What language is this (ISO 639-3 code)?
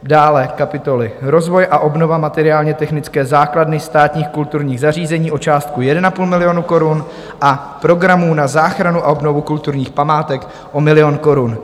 ces